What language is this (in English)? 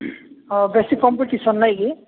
Odia